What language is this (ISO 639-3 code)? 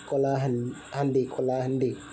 ori